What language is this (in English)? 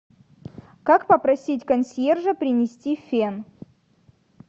Russian